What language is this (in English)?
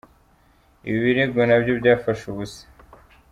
Kinyarwanda